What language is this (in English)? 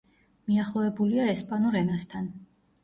Georgian